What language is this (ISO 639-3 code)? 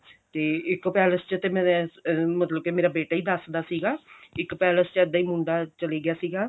pan